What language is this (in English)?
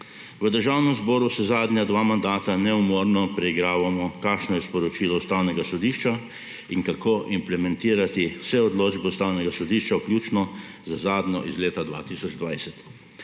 Slovenian